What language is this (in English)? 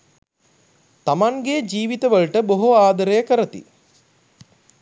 Sinhala